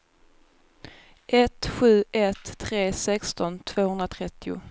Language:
Swedish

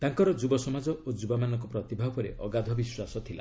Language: Odia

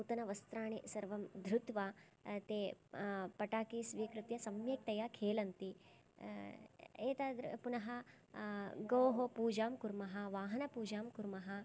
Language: Sanskrit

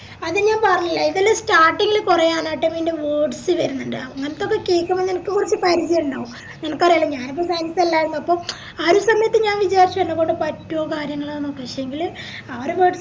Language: Malayalam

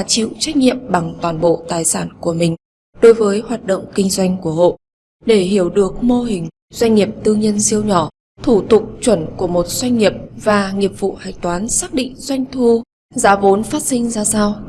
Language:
Vietnamese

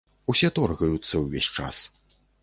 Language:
Belarusian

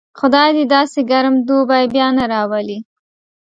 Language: Pashto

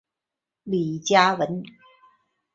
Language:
Chinese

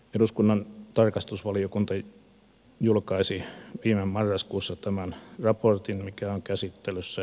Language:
Finnish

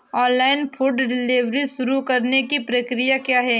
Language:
Hindi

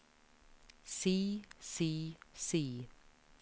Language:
Norwegian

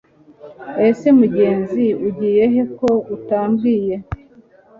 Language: Kinyarwanda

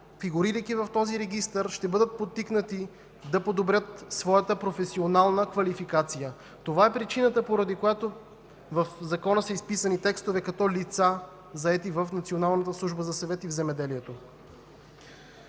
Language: Bulgarian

